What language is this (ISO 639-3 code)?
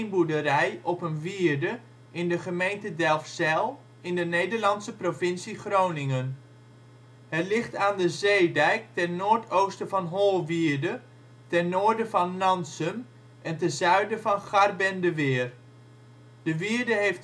nld